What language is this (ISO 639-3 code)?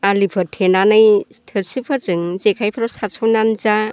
brx